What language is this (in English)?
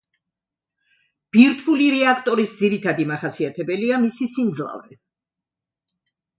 Georgian